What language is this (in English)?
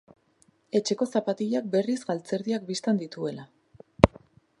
Basque